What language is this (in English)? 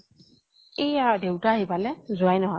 Assamese